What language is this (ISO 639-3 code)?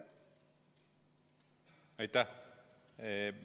est